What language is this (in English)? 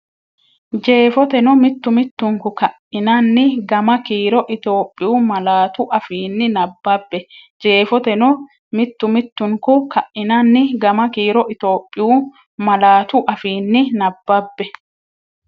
Sidamo